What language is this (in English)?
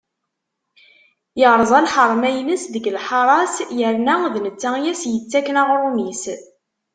Kabyle